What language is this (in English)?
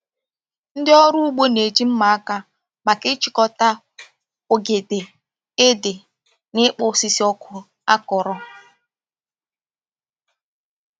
Igbo